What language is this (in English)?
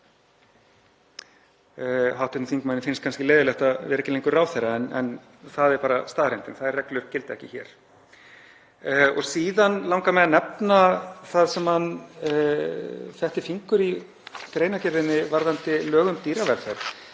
Icelandic